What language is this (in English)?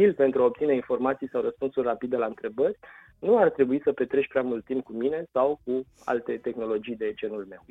Romanian